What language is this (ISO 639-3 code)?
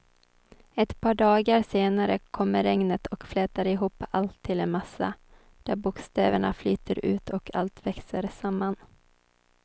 swe